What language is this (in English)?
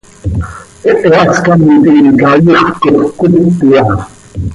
Seri